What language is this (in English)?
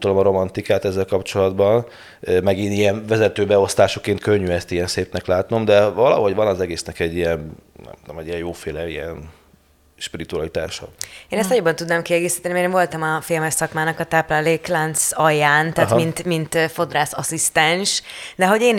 Hungarian